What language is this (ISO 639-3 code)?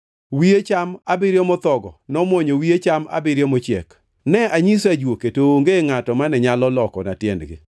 luo